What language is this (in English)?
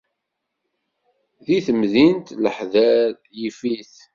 Kabyle